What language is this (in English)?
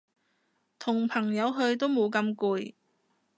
Cantonese